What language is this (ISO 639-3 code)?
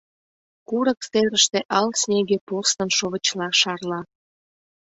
chm